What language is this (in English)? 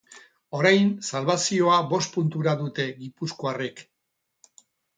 Basque